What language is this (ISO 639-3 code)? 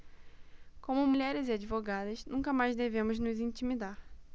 por